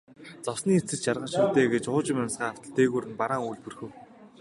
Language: Mongolian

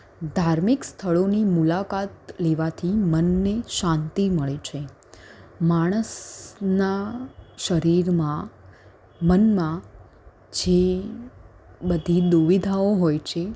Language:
Gujarati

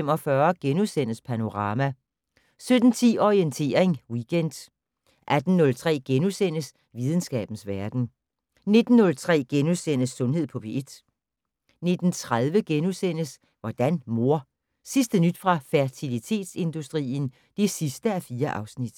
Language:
Danish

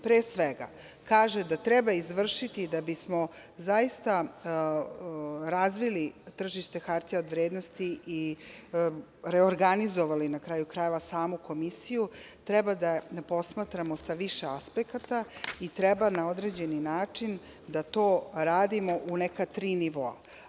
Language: Serbian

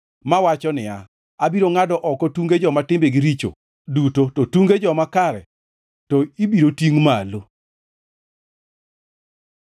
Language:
Luo (Kenya and Tanzania)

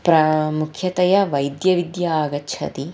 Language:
Sanskrit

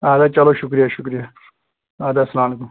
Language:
Kashmiri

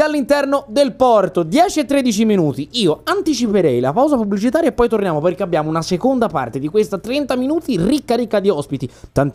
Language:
Italian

